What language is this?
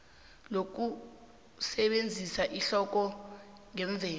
South Ndebele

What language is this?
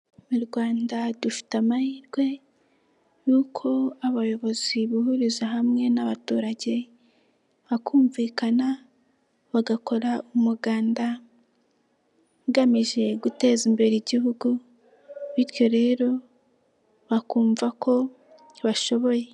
Kinyarwanda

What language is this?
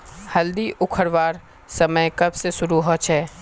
Magahi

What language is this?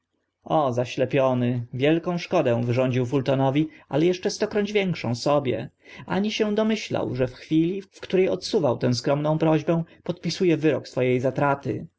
Polish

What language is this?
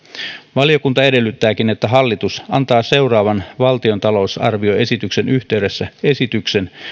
Finnish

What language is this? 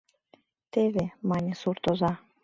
Mari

